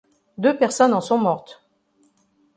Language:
French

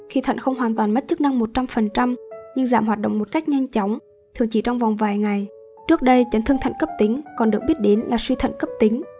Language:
Vietnamese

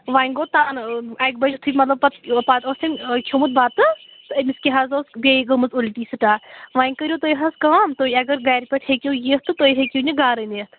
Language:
Kashmiri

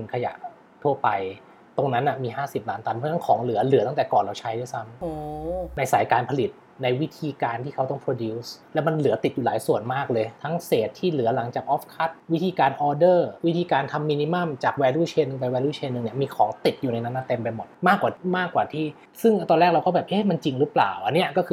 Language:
Thai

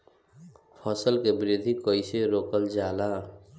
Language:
Bhojpuri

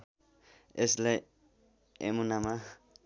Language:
Nepali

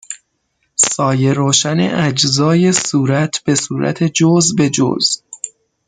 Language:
Persian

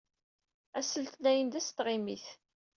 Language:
Kabyle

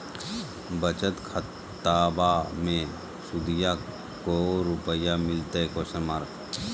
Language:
Magahi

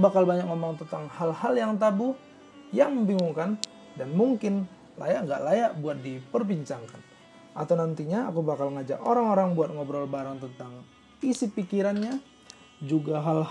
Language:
Indonesian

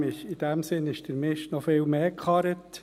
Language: Swiss German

